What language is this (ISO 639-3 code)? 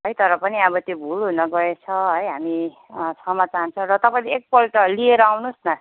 nep